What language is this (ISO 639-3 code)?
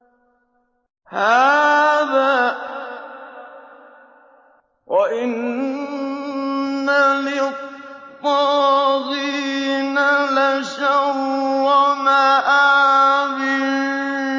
ara